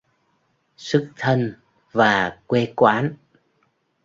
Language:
Vietnamese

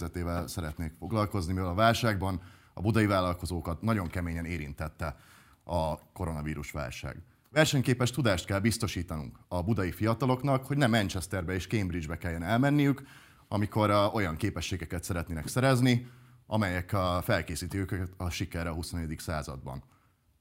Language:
Hungarian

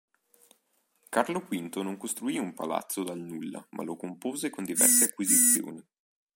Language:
Italian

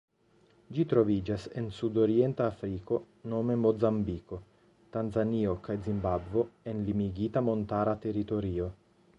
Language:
Esperanto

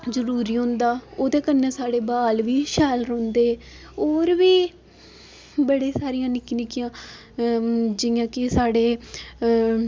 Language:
Dogri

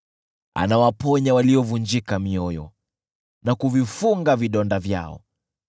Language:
Swahili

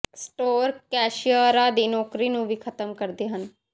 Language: Punjabi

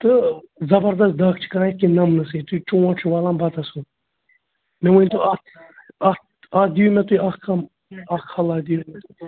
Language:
Kashmiri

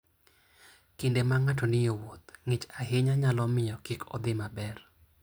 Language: Luo (Kenya and Tanzania)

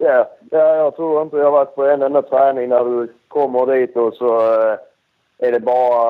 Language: Swedish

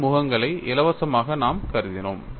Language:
Tamil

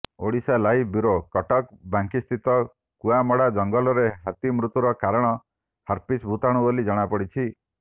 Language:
Odia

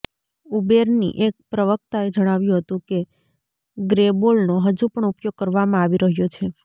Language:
Gujarati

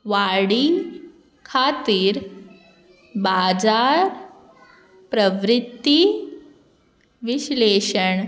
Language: Konkani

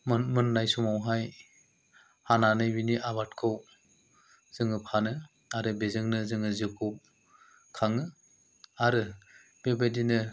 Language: Bodo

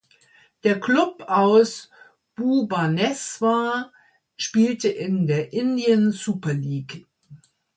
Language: German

